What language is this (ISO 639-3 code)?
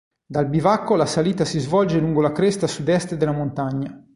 ita